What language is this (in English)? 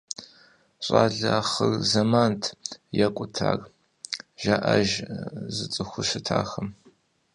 Kabardian